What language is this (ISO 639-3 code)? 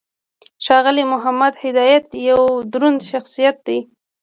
pus